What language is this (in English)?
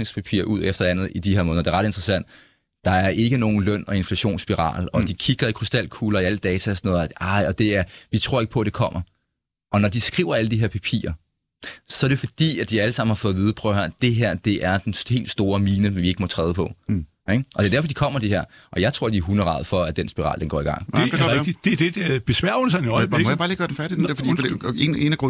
Danish